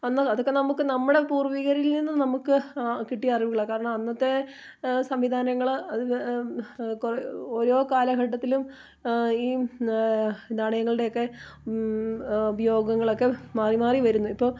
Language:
Malayalam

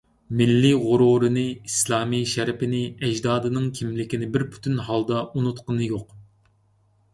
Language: Uyghur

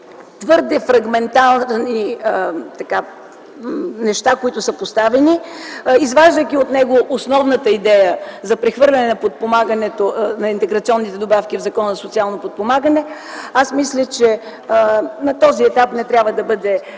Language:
Bulgarian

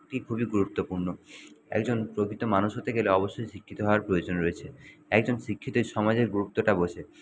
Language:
Bangla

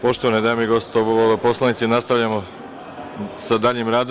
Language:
Serbian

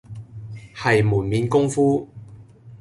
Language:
Cantonese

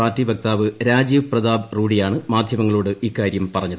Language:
Malayalam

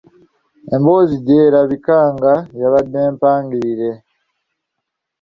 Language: Ganda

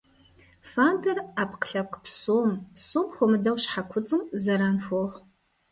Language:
Kabardian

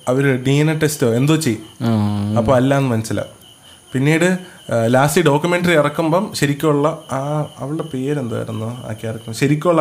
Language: Malayalam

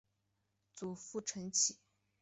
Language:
Chinese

